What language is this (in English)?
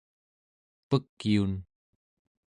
Central Yupik